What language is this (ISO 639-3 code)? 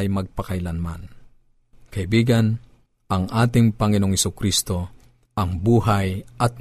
fil